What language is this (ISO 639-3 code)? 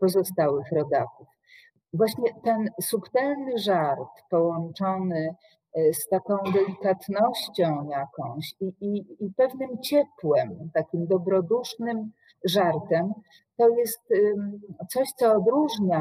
pol